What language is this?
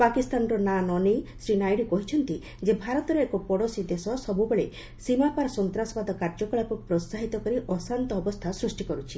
Odia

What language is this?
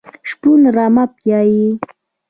Pashto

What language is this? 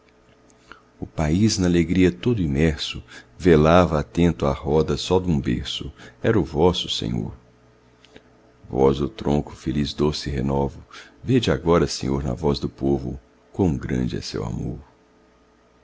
Portuguese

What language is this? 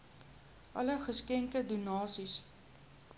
Afrikaans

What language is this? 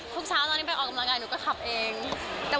Thai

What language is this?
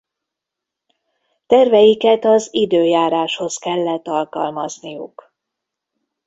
Hungarian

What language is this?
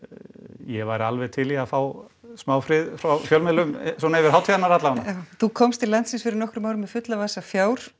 Icelandic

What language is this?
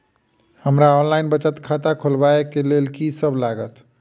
Maithili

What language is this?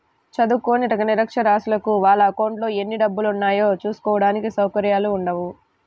Telugu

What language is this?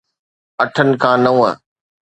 Sindhi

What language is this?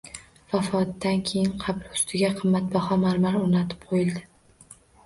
Uzbek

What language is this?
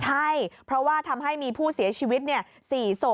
Thai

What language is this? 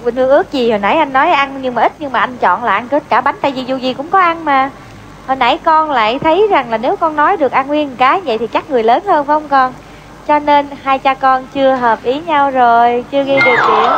Vietnamese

